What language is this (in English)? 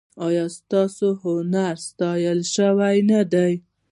Pashto